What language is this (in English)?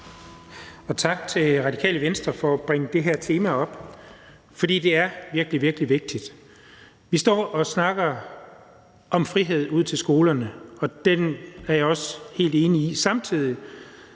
Danish